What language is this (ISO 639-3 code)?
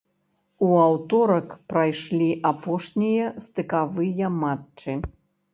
bel